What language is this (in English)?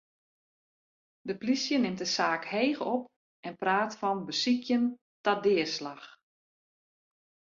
Western Frisian